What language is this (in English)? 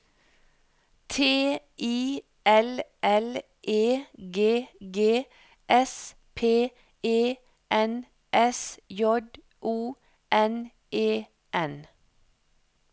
Norwegian